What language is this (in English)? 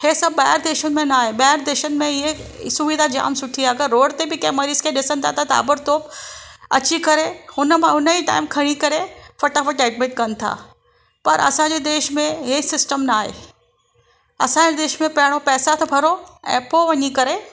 Sindhi